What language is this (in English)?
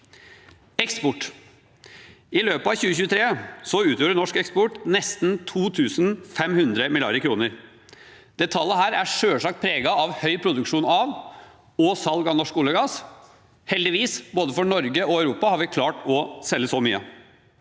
Norwegian